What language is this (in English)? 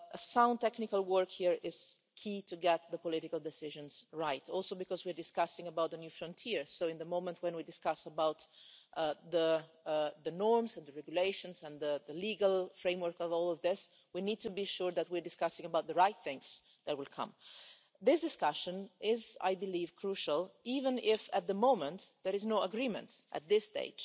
English